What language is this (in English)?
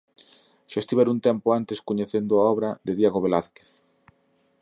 Galician